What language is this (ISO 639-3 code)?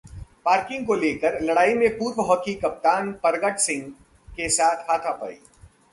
hin